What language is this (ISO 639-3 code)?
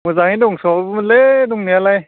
brx